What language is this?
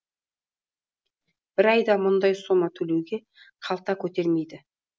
Kazakh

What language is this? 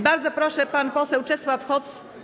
Polish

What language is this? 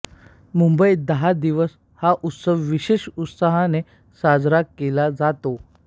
Marathi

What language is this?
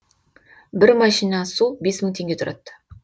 Kazakh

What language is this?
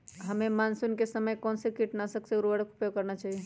Magahi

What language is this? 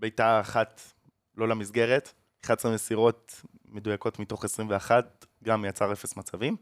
Hebrew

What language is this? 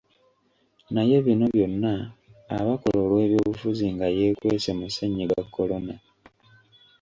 Ganda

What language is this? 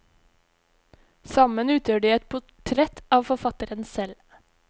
Norwegian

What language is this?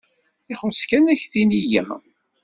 Kabyle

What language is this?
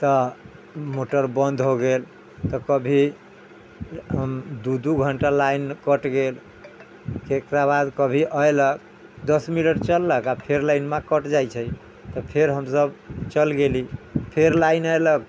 Maithili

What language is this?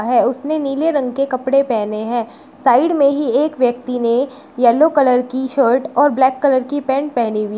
Hindi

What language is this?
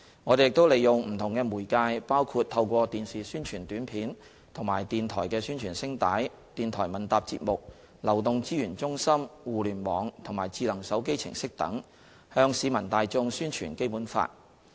Cantonese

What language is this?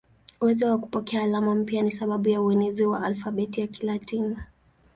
Swahili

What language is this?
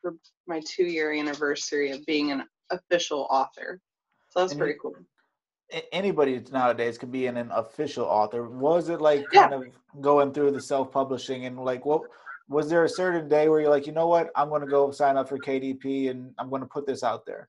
English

